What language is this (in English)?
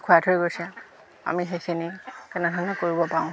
Assamese